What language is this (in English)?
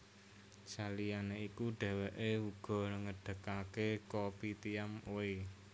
Javanese